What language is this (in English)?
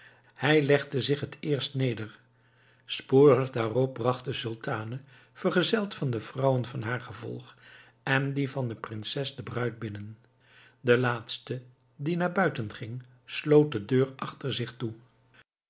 Dutch